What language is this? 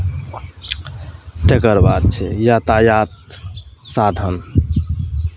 Maithili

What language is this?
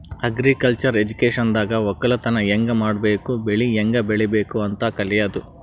Kannada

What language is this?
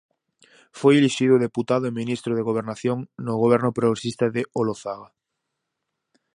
Galician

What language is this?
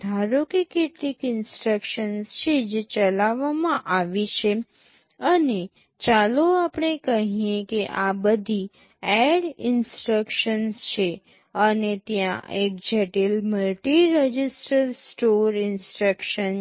Gujarati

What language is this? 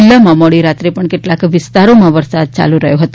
Gujarati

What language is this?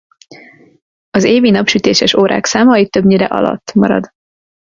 Hungarian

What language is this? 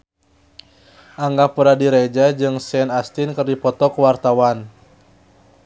Sundanese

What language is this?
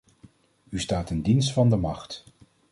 Dutch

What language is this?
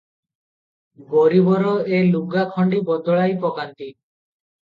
Odia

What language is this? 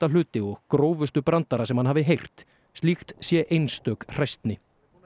Icelandic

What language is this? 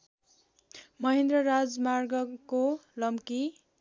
Nepali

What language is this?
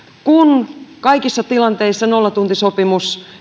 Finnish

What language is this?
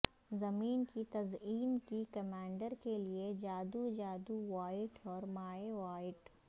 Urdu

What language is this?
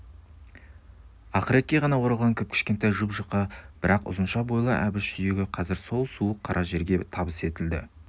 Kazakh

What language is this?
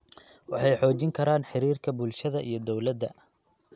Somali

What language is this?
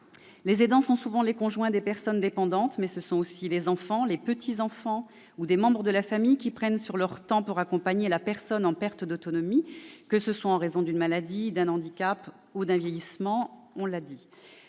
French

